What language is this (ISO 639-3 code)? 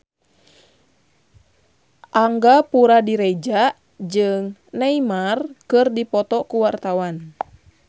sun